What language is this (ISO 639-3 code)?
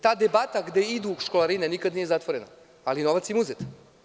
srp